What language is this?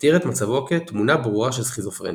Hebrew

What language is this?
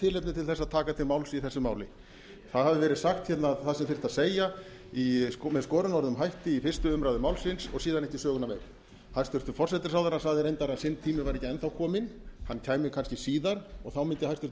Icelandic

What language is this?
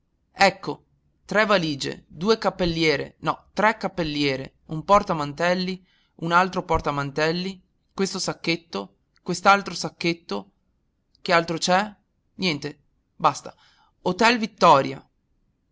Italian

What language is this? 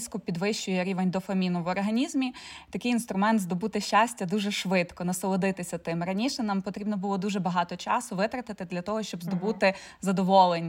Ukrainian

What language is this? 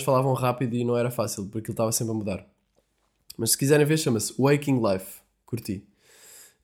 Portuguese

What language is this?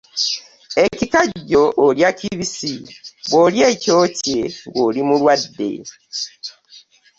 Ganda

